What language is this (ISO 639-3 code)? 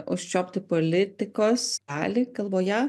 lit